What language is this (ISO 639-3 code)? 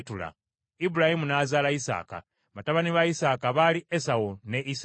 lug